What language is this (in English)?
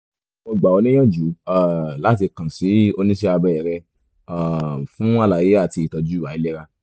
Yoruba